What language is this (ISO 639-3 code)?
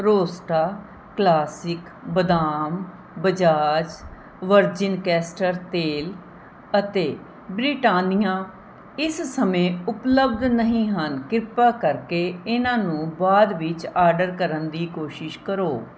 pan